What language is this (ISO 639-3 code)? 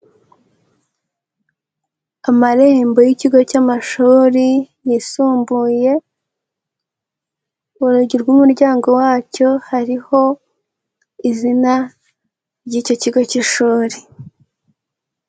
kin